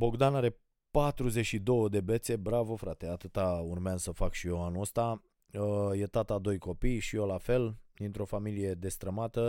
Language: Romanian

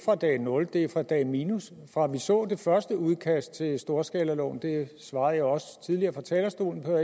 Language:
Danish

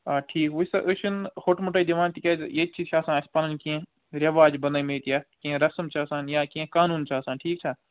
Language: Kashmiri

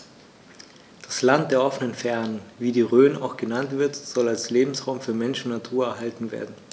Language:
German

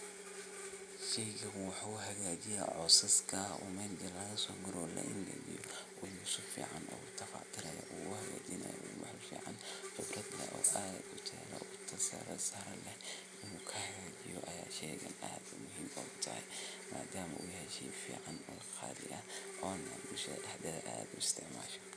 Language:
Somali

